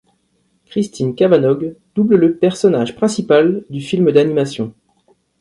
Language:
French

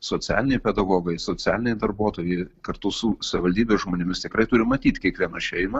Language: Lithuanian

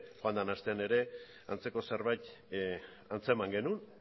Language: Basque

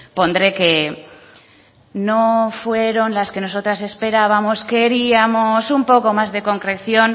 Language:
Spanish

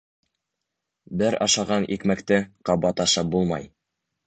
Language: Bashkir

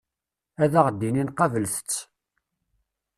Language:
Kabyle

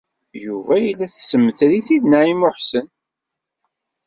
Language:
Kabyle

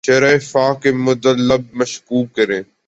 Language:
Urdu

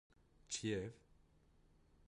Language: Kurdish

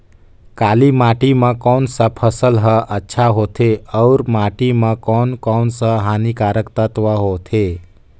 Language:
Chhattisgarhi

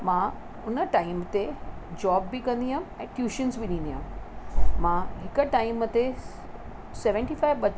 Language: Sindhi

